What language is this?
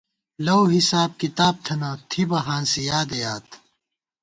Gawar-Bati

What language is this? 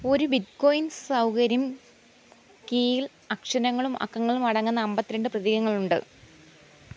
Malayalam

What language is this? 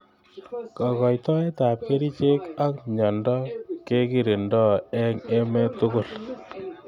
Kalenjin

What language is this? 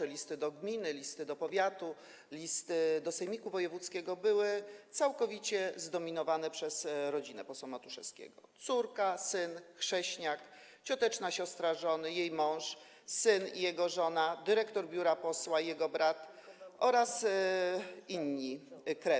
Polish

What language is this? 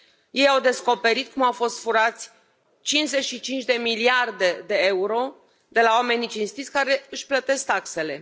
Romanian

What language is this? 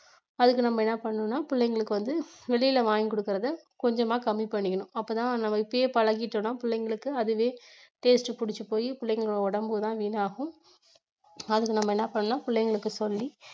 Tamil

